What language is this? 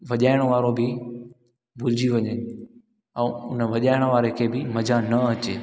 Sindhi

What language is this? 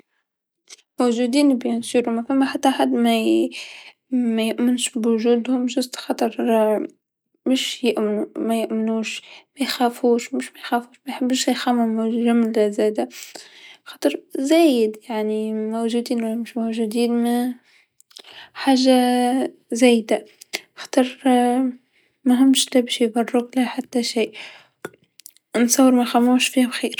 Tunisian Arabic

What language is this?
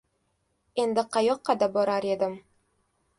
Uzbek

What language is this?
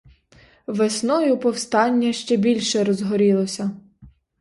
Ukrainian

